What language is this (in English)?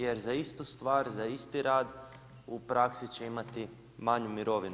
Croatian